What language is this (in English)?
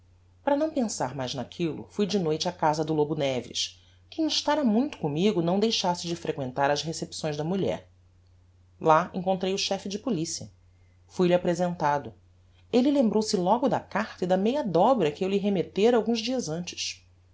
Portuguese